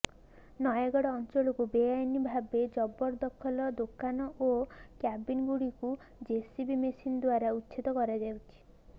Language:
Odia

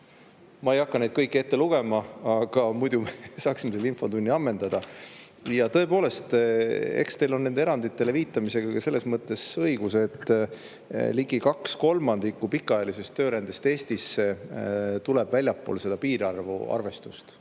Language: Estonian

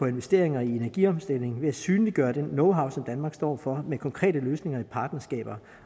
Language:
Danish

